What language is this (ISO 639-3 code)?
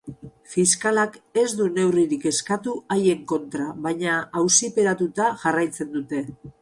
eus